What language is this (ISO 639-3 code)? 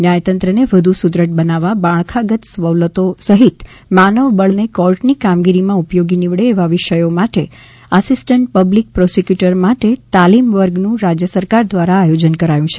guj